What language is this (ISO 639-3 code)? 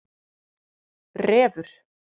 isl